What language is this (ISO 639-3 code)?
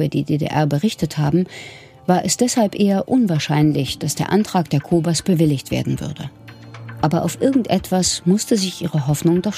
deu